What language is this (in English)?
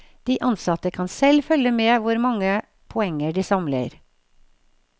Norwegian